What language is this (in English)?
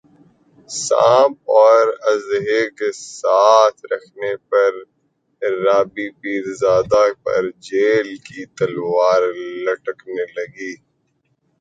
Urdu